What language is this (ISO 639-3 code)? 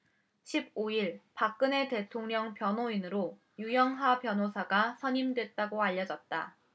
kor